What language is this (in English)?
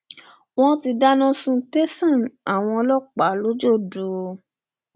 Yoruba